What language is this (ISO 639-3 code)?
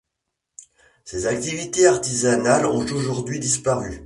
fra